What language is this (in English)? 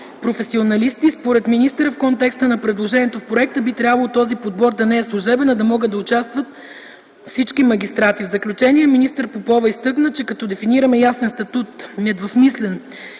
Bulgarian